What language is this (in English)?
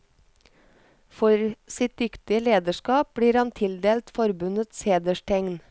Norwegian